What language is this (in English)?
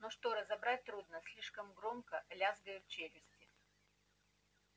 Russian